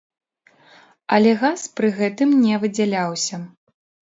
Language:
Belarusian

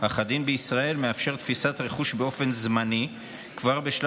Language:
Hebrew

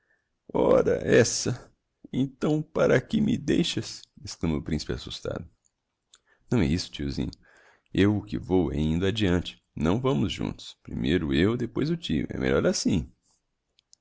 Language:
Portuguese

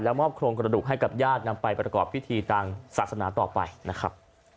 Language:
Thai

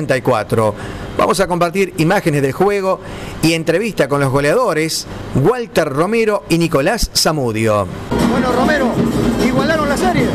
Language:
Spanish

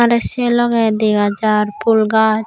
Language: Chakma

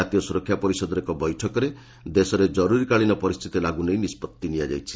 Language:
Odia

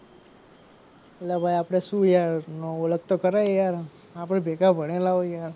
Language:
Gujarati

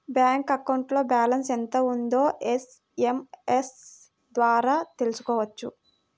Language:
Telugu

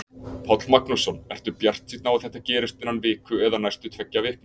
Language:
Icelandic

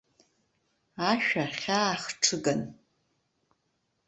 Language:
Abkhazian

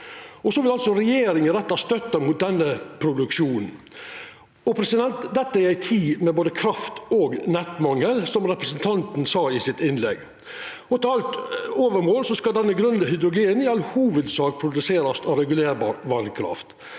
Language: Norwegian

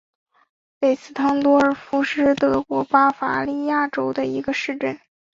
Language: Chinese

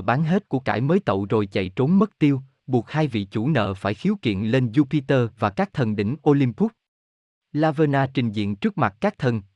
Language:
Vietnamese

